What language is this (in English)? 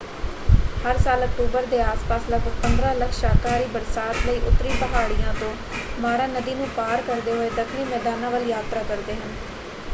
Punjabi